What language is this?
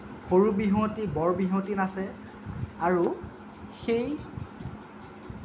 Assamese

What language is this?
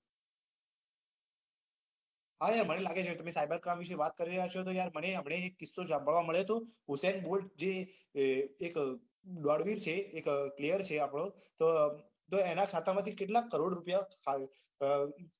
Gujarati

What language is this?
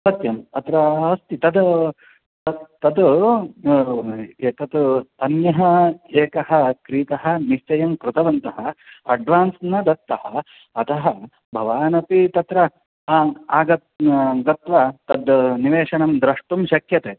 Sanskrit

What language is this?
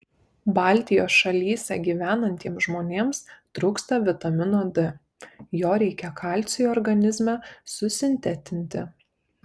Lithuanian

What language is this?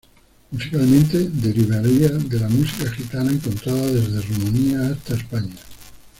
Spanish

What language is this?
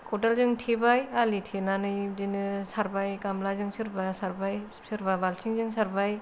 Bodo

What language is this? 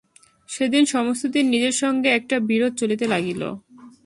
Bangla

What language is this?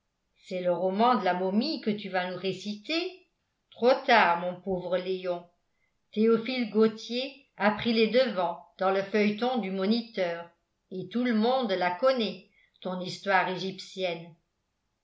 French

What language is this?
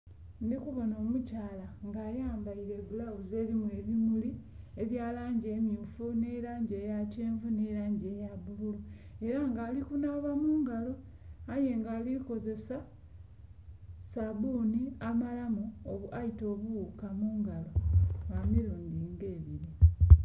Soga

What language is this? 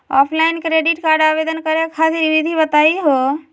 Magahi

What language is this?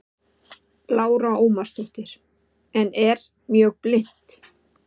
Icelandic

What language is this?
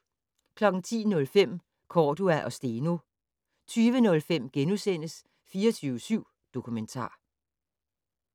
Danish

